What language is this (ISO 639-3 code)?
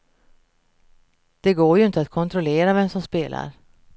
swe